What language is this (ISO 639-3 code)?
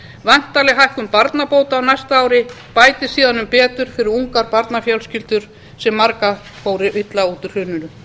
isl